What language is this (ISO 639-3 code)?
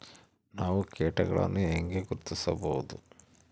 kan